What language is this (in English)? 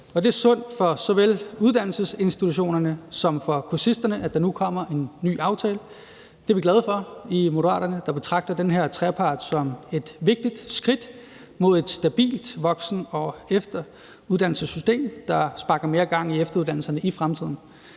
Danish